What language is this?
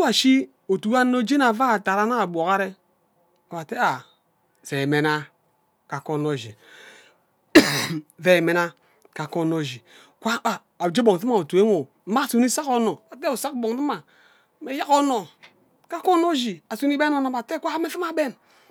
Ubaghara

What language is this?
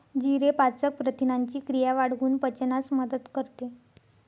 Marathi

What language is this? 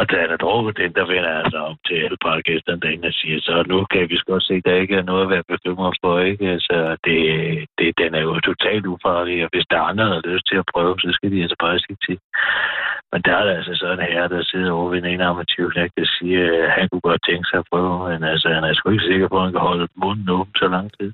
Danish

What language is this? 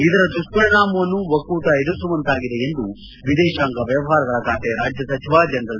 Kannada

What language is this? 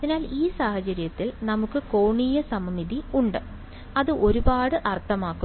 Malayalam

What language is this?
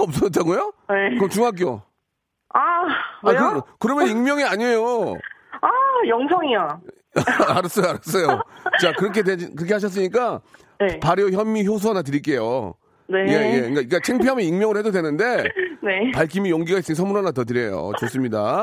Korean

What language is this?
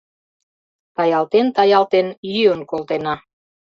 Mari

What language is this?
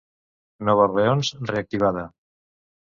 Catalan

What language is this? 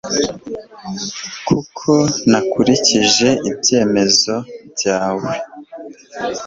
Kinyarwanda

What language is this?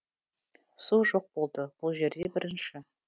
Kazakh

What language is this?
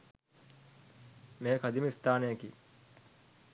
Sinhala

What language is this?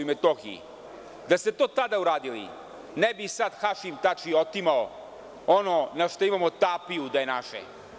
Serbian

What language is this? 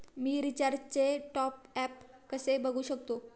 Marathi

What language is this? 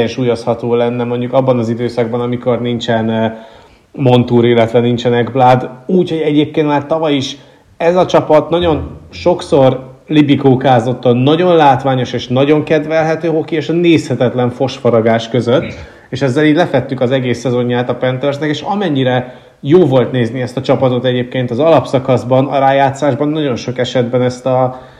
Hungarian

